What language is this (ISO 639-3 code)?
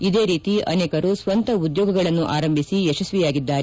kan